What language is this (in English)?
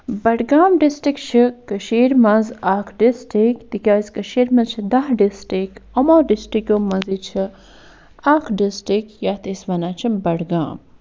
Kashmiri